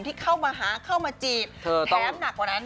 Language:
Thai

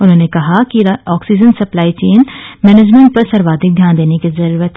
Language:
Hindi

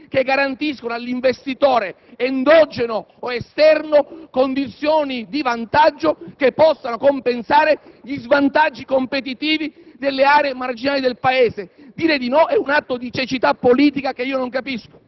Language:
Italian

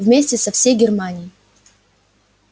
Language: Russian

